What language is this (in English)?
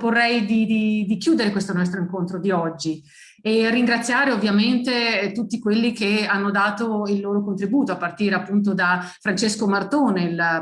Italian